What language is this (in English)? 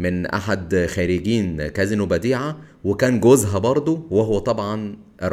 Arabic